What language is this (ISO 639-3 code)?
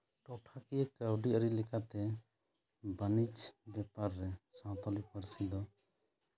sat